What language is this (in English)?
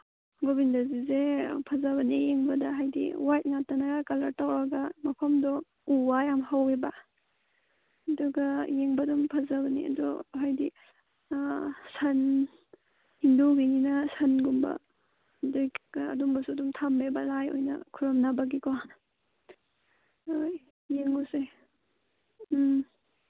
Manipuri